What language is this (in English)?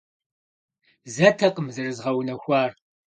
Kabardian